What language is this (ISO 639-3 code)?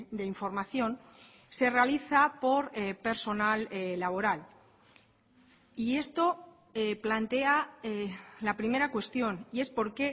spa